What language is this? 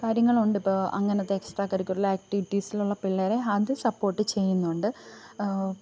Malayalam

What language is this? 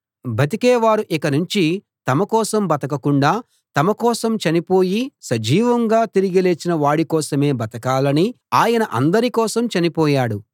Telugu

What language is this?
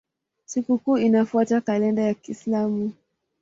Swahili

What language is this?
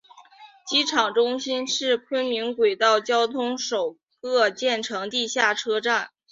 Chinese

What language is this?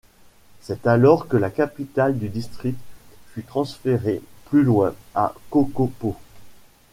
French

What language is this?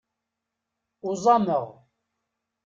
Kabyle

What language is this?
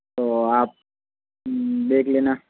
Hindi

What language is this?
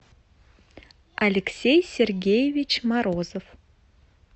Russian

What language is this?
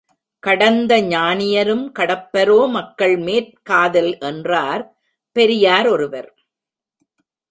Tamil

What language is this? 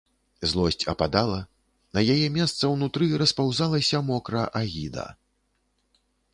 Belarusian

